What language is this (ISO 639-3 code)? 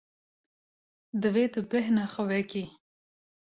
kur